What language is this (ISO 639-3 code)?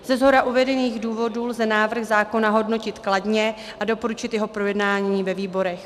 ces